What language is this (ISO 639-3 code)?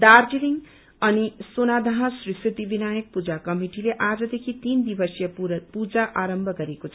nep